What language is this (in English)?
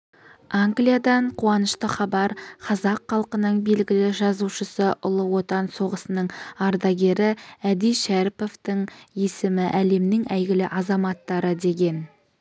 Kazakh